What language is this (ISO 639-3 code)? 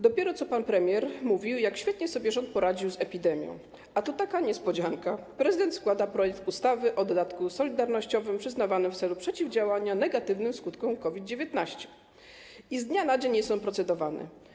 pol